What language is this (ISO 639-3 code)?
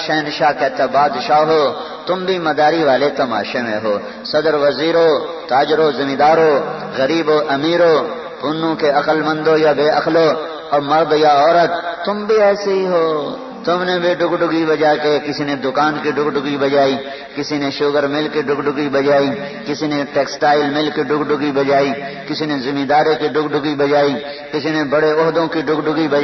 urd